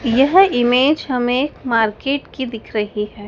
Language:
Hindi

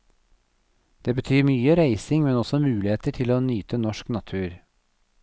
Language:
Norwegian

